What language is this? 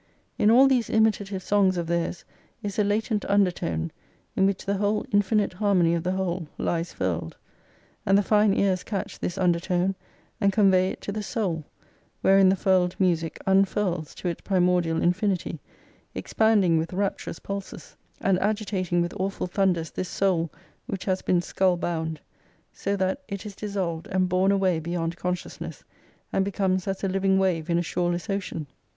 English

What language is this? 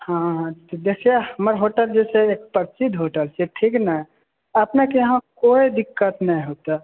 Maithili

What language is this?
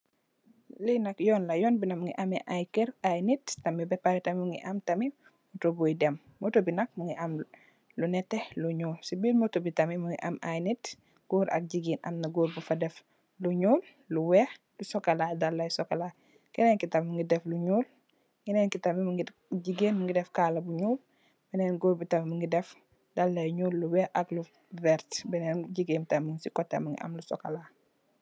Wolof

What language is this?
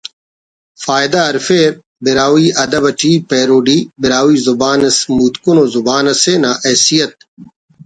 Brahui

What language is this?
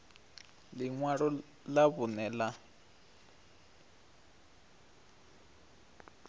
Venda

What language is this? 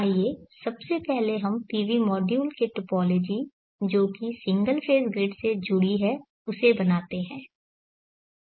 Hindi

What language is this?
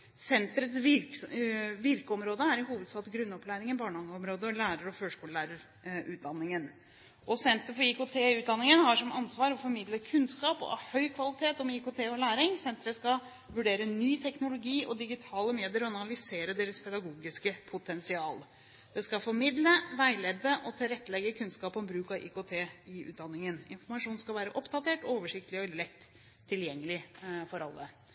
Norwegian Bokmål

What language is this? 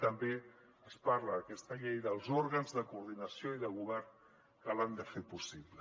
Catalan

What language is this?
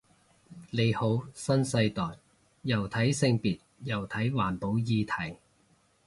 Cantonese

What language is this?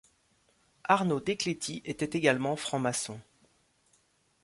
French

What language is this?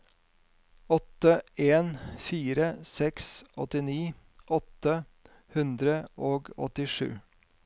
Norwegian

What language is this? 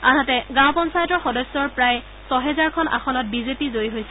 Assamese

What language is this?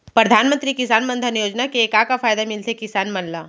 Chhattisgarhi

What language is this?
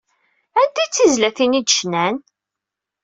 Kabyle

